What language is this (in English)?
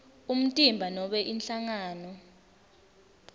Swati